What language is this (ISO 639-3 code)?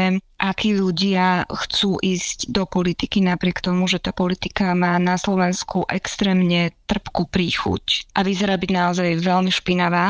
slk